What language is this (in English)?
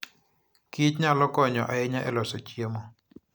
Luo (Kenya and Tanzania)